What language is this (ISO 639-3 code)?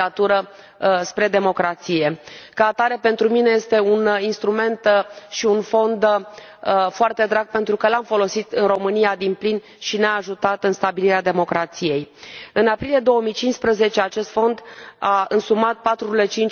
ron